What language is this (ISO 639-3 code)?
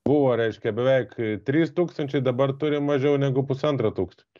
lit